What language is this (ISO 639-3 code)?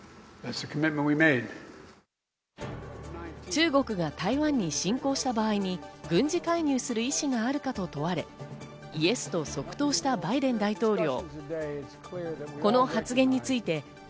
jpn